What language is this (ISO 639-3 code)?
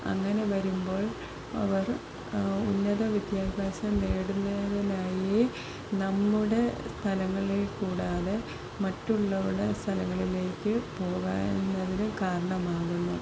mal